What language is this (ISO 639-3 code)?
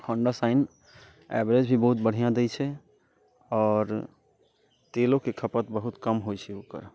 mai